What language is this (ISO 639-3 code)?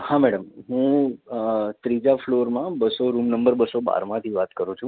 guj